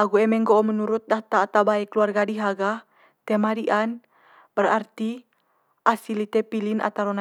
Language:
Manggarai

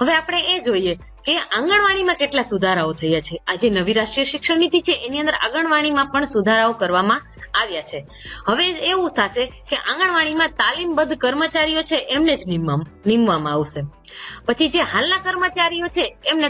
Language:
Gujarati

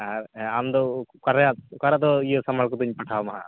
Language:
Santali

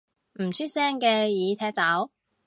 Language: Cantonese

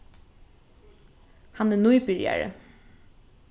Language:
Faroese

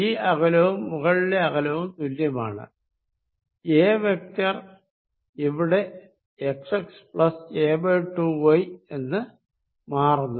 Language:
Malayalam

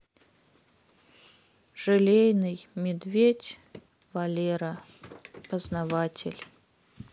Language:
Russian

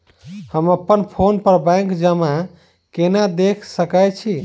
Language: Maithili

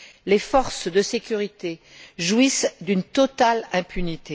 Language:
French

